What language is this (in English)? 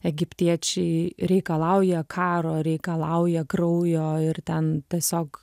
Lithuanian